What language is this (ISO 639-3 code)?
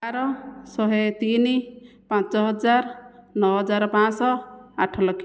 ori